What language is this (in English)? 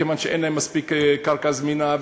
Hebrew